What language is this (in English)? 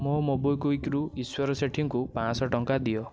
Odia